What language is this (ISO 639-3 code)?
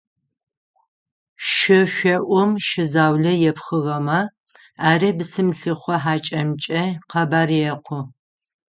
ady